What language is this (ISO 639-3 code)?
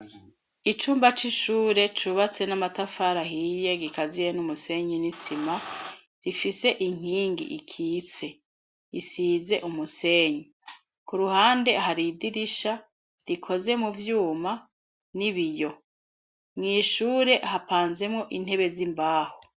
run